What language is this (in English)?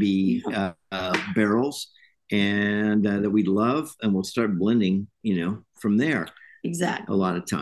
English